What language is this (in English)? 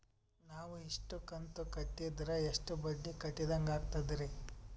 Kannada